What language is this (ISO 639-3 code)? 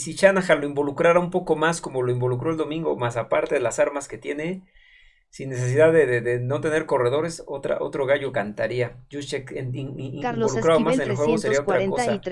spa